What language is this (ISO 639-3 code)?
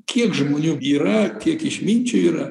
lit